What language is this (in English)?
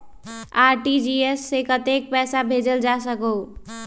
Magahi